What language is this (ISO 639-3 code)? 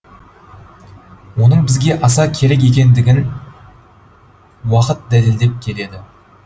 kaz